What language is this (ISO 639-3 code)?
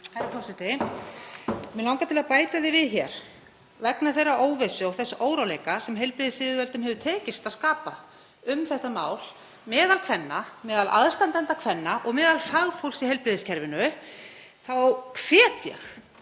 isl